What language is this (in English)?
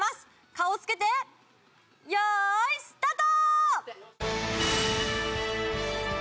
Japanese